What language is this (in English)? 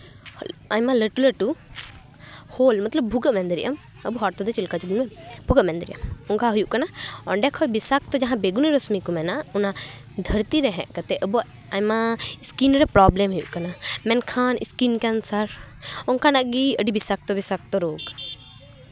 Santali